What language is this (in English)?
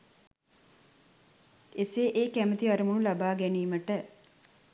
Sinhala